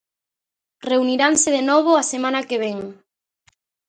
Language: Galician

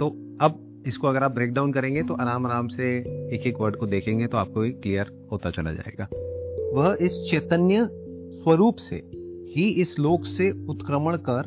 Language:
Hindi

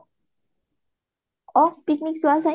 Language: Assamese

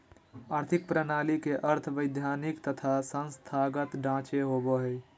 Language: Magahi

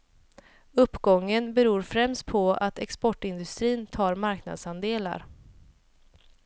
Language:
Swedish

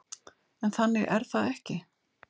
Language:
Icelandic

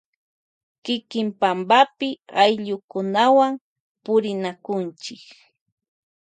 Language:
Loja Highland Quichua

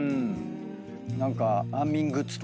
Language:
Japanese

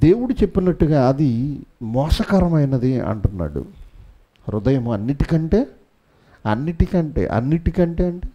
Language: Telugu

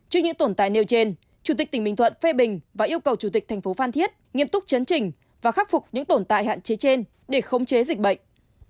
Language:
Vietnamese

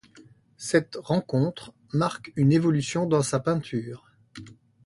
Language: French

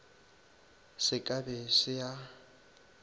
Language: Northern Sotho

